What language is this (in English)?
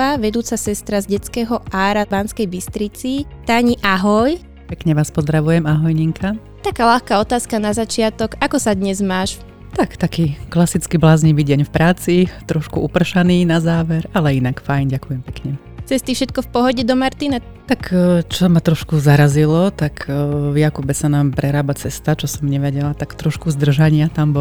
Slovak